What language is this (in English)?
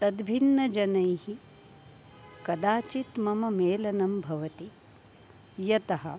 Sanskrit